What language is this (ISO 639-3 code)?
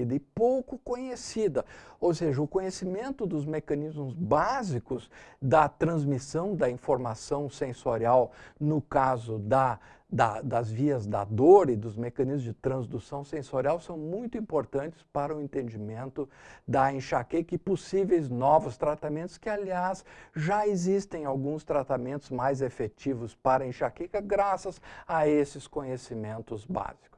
por